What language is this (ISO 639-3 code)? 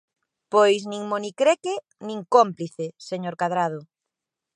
glg